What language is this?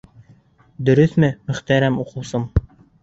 Bashkir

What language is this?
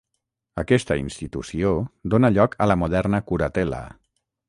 Catalan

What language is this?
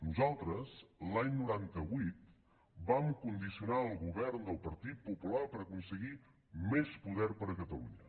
Catalan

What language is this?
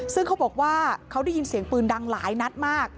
Thai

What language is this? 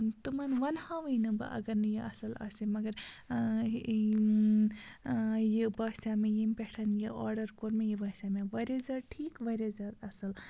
Kashmiri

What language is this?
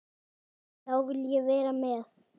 Icelandic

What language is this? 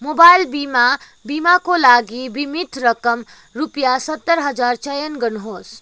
Nepali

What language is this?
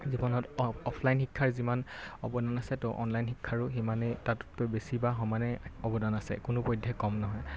Assamese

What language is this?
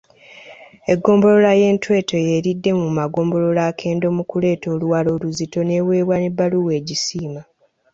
Ganda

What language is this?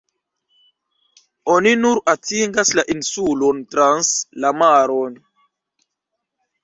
Esperanto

